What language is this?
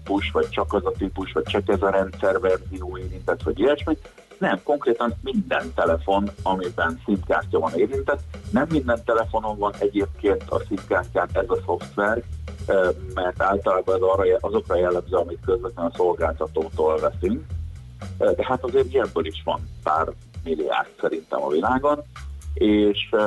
Hungarian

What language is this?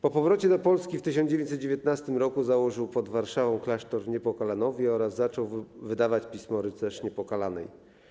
Polish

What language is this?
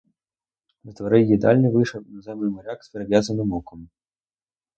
Ukrainian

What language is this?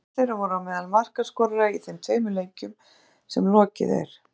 Icelandic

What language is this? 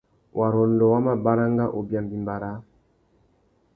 Tuki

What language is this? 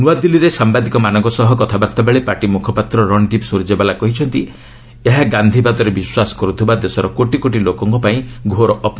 Odia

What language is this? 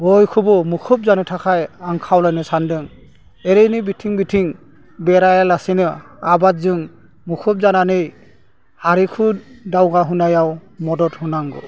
Bodo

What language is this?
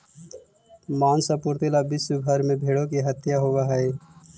Magahi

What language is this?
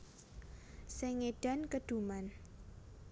Javanese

